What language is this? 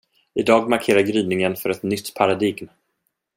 Swedish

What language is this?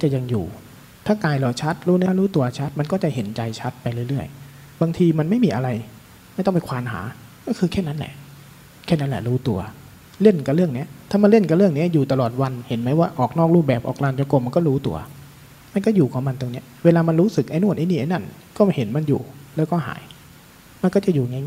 Thai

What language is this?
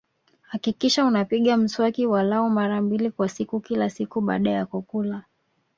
Swahili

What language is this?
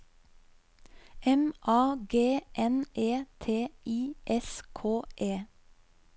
Norwegian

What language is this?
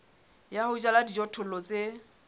Southern Sotho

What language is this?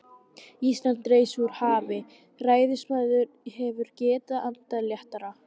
Icelandic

